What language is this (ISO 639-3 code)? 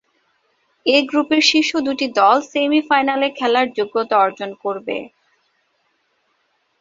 ben